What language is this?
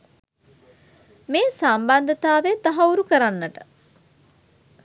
Sinhala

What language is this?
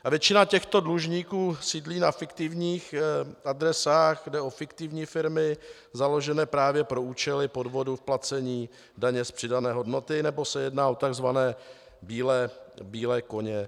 Czech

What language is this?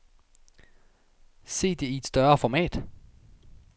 Danish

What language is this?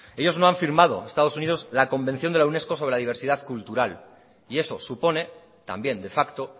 Spanish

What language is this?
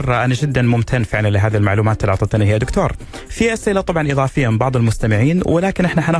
Arabic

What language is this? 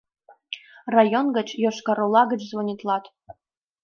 Mari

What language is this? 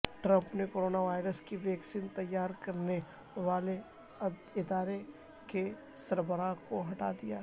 Urdu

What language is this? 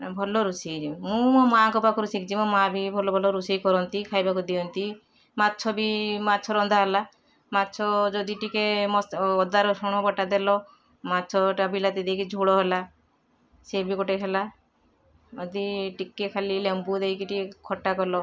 Odia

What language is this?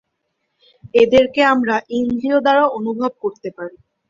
Bangla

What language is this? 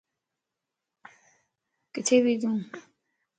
Lasi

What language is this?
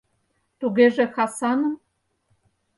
Mari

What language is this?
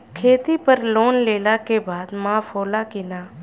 Bhojpuri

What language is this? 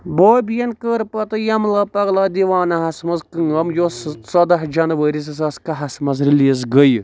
Kashmiri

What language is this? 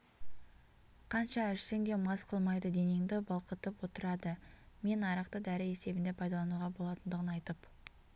Kazakh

